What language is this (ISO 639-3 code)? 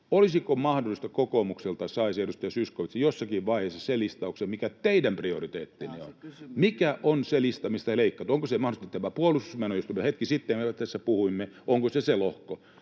fin